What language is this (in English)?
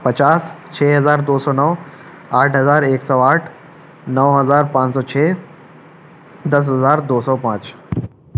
Urdu